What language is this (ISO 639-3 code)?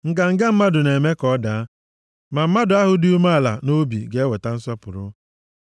ibo